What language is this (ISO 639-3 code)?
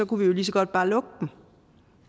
dan